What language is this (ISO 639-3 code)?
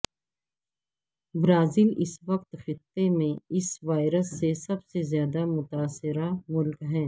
urd